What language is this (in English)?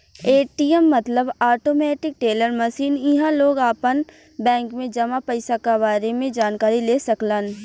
Bhojpuri